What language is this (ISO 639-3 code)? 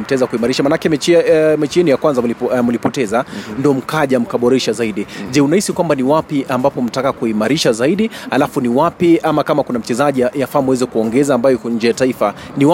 swa